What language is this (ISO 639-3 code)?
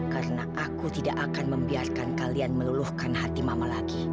ind